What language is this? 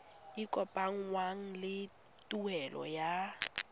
Tswana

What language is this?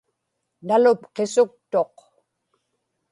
Inupiaq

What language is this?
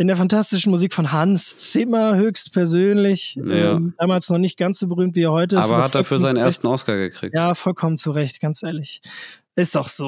German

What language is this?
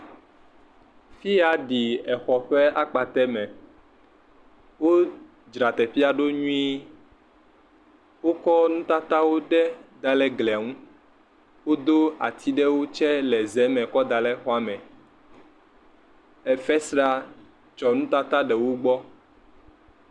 Ewe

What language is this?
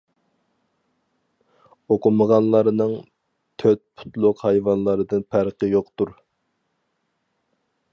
Uyghur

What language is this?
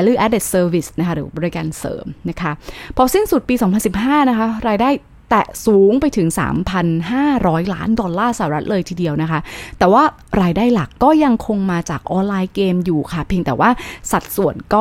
Thai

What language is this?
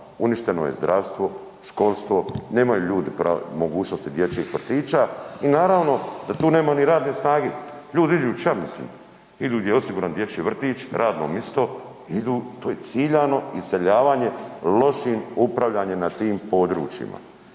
Croatian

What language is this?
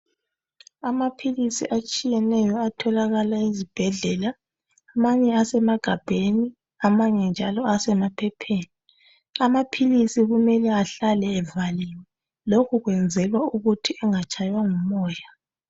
North Ndebele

